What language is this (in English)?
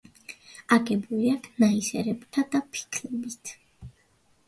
Georgian